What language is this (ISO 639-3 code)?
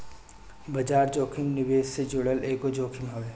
bho